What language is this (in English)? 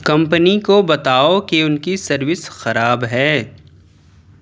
Urdu